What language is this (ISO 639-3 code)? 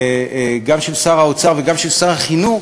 heb